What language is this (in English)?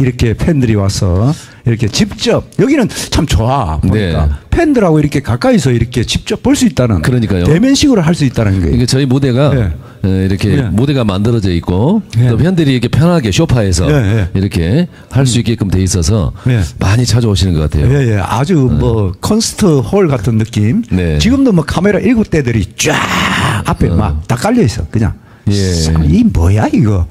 Korean